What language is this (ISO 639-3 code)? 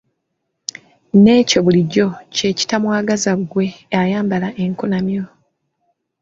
lug